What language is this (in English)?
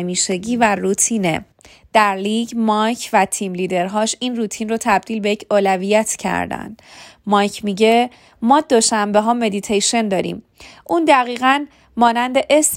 Persian